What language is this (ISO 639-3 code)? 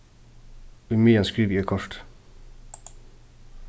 fao